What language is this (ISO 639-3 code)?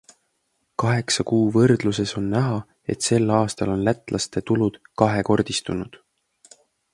est